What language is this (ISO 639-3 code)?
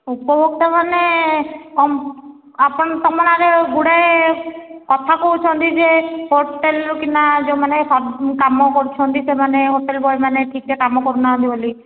ori